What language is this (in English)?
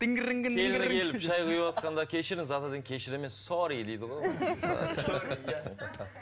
Kazakh